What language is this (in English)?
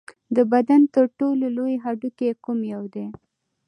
Pashto